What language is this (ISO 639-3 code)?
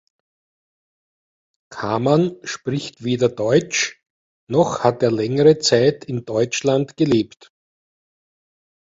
deu